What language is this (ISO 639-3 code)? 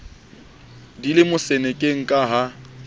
sot